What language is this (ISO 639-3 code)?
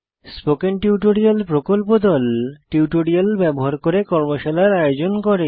ben